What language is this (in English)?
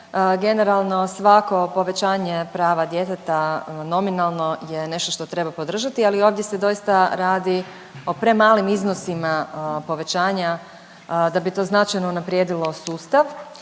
Croatian